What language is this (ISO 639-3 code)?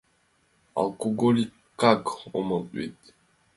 chm